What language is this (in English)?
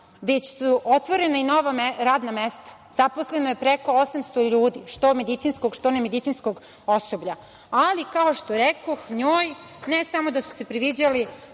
Serbian